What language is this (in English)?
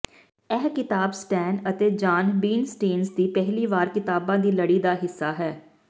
Punjabi